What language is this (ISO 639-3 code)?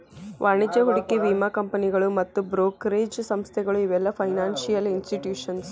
kan